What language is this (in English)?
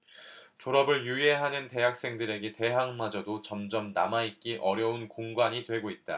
Korean